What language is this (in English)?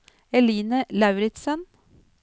Norwegian